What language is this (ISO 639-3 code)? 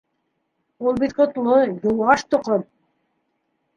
bak